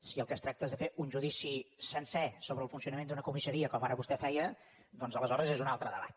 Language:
Catalan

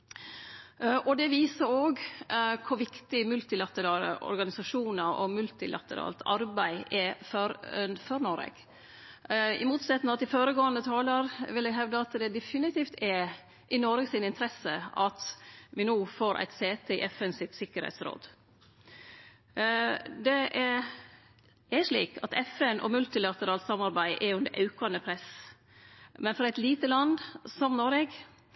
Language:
Norwegian Nynorsk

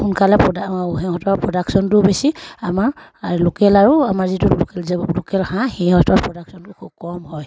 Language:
Assamese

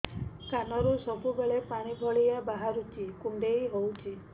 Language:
Odia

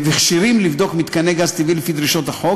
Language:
Hebrew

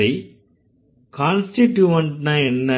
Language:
Tamil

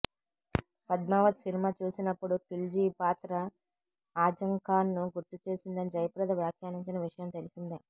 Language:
Telugu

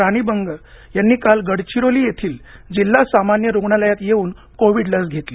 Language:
Marathi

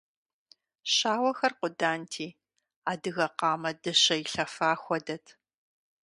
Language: Kabardian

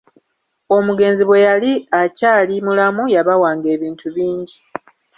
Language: Ganda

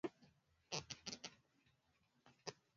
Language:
Swahili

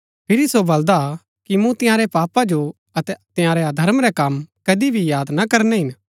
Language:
Gaddi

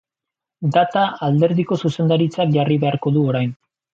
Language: Basque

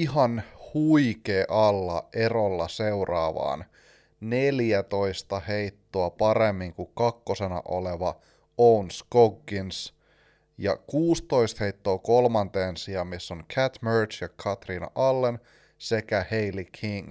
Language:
Finnish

